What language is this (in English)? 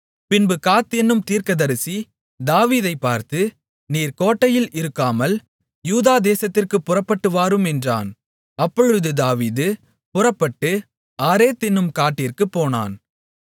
Tamil